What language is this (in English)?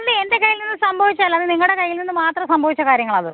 Malayalam